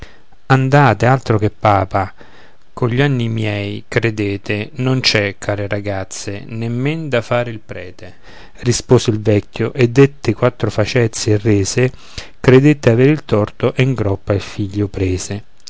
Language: Italian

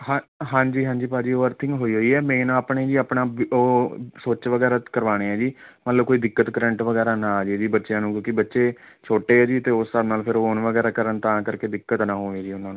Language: Punjabi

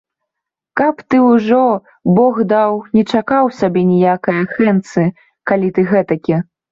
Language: Belarusian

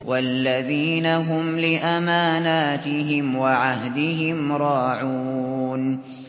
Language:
Arabic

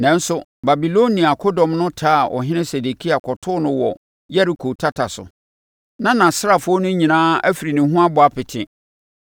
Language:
Akan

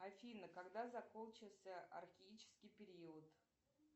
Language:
Russian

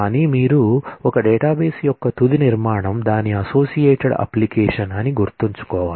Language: Telugu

